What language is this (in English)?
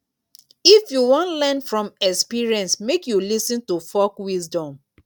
Nigerian Pidgin